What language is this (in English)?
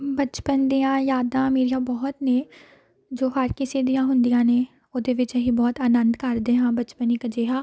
Punjabi